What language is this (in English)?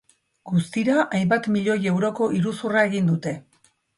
Basque